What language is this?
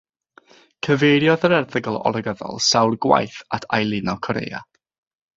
Welsh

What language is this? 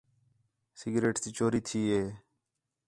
Khetrani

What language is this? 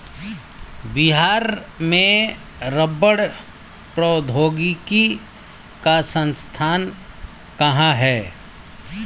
Hindi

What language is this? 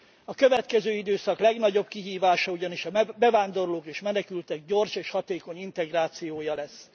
Hungarian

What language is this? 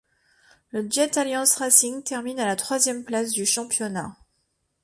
French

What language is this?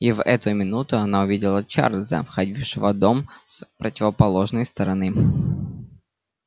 Russian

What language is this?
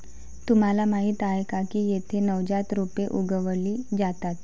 Marathi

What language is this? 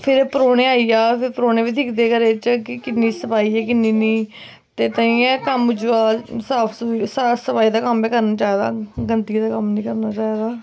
Dogri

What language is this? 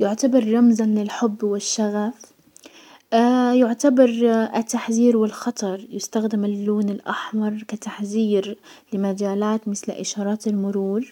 Hijazi Arabic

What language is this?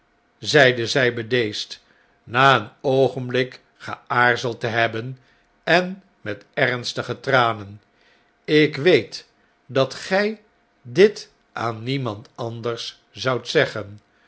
Dutch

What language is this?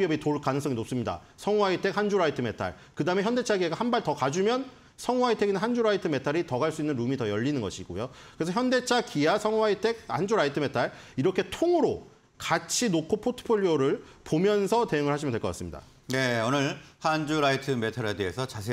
Korean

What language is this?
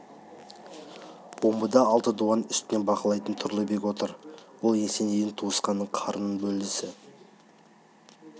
Kazakh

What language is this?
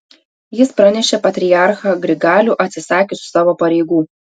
Lithuanian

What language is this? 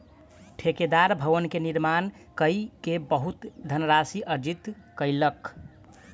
Maithili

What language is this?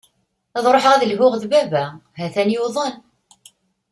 Kabyle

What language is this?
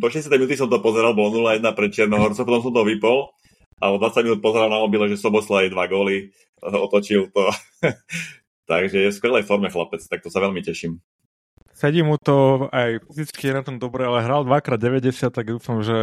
Slovak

